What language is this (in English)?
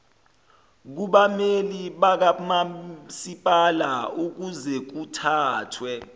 Zulu